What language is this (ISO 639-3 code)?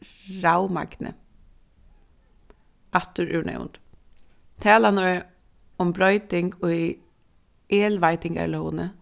fao